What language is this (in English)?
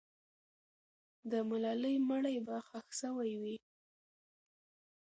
Pashto